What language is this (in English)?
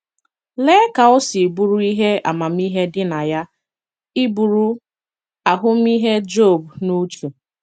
Igbo